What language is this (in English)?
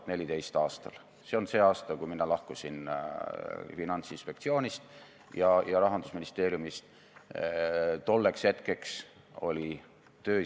Estonian